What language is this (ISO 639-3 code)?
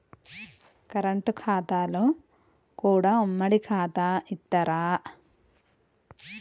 tel